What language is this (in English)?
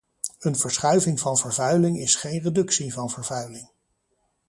Dutch